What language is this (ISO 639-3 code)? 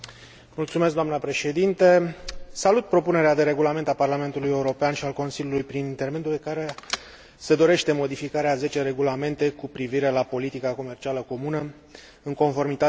ron